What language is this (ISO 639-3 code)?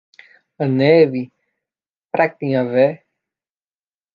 por